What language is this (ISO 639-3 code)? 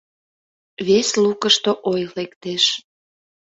chm